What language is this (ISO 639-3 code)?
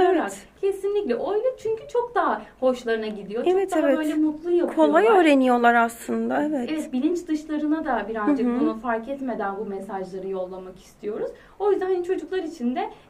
tur